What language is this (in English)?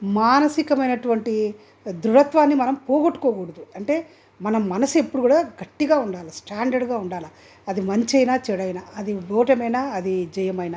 Telugu